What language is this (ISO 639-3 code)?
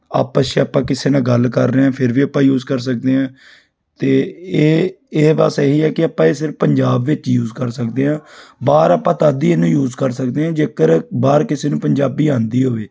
pan